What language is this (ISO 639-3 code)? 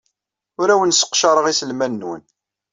kab